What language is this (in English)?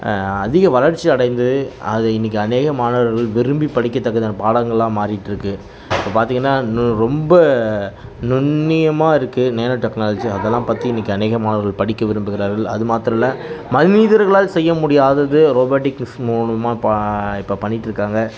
Tamil